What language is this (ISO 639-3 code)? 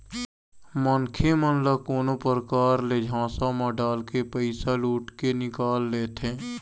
hne